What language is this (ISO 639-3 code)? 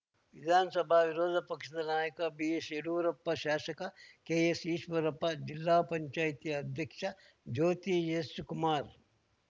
kan